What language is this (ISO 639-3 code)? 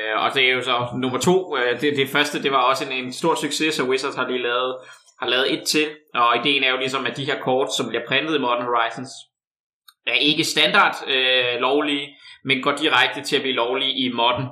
dan